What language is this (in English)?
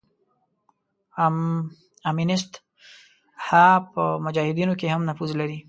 Pashto